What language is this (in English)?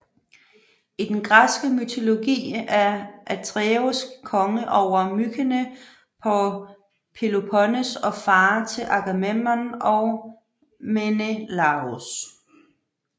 Danish